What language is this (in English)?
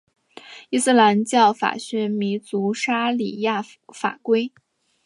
Chinese